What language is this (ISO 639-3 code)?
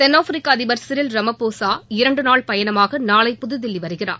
tam